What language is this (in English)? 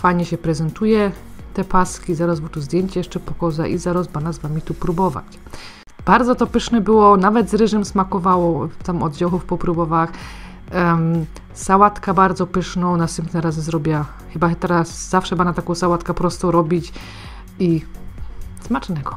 Polish